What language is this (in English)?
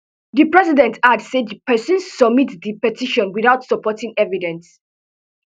Nigerian Pidgin